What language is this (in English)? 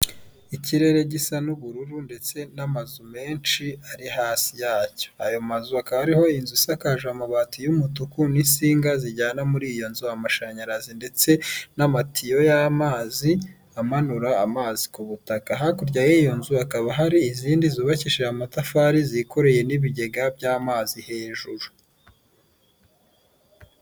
Kinyarwanda